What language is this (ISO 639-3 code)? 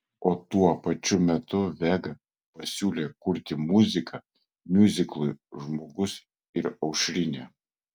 lit